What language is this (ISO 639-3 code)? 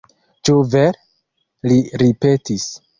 epo